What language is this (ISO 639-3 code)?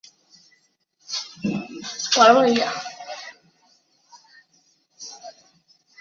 zho